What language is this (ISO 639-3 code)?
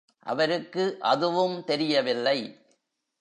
tam